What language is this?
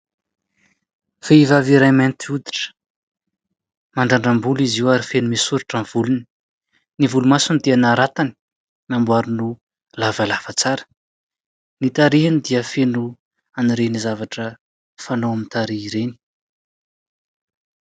Malagasy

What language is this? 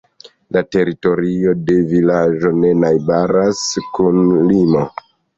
Esperanto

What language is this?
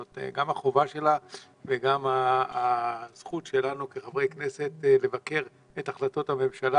Hebrew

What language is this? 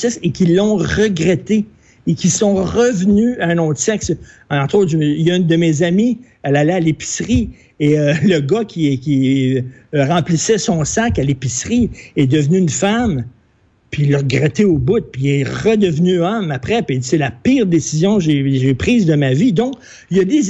French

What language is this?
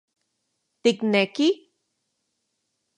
Central Puebla Nahuatl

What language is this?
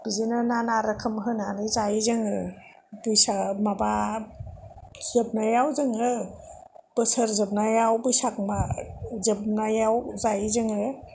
Bodo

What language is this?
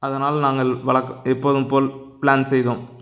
Tamil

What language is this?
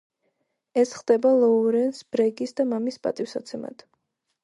Georgian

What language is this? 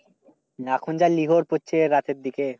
Bangla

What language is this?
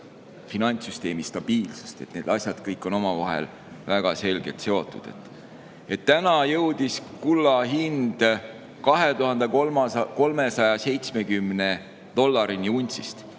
Estonian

